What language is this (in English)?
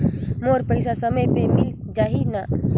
Chhattisgarhi